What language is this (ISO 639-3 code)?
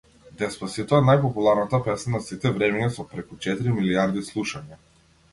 mkd